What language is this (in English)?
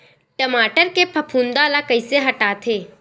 Chhattisgarhi